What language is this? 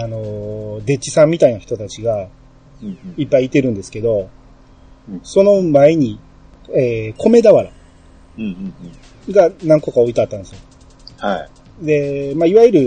Japanese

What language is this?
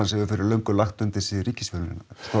Icelandic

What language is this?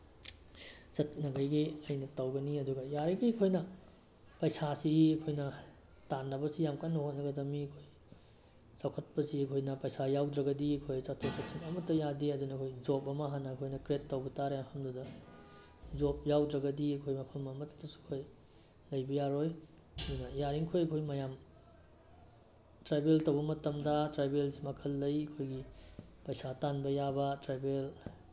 Manipuri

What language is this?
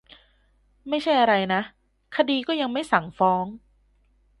Thai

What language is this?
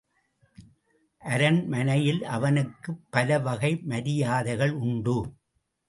Tamil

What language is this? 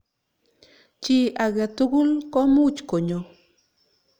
Kalenjin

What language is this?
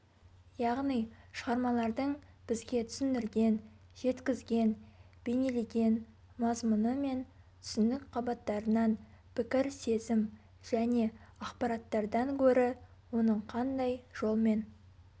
Kazakh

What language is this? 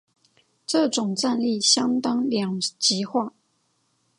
Chinese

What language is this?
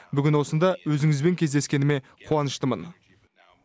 Kazakh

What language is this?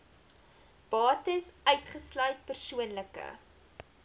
Afrikaans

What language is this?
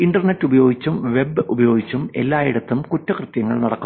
Malayalam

